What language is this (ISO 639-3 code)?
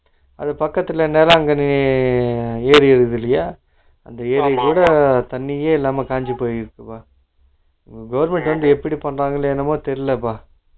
tam